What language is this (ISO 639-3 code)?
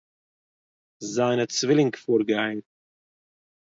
yid